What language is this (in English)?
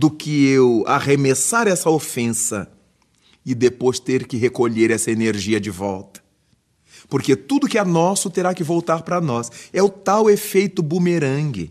Portuguese